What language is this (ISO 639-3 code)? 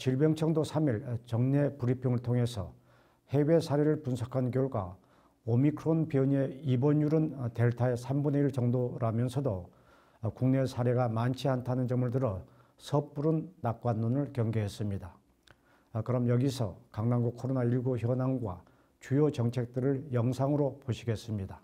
kor